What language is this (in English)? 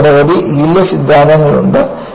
Malayalam